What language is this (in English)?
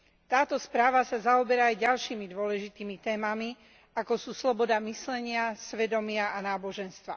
Slovak